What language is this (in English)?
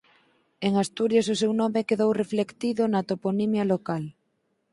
Galician